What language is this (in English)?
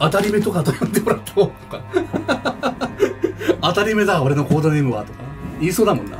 Japanese